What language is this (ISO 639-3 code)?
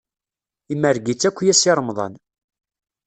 kab